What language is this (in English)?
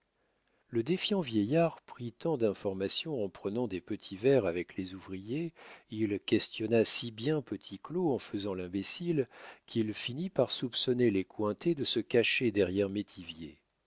French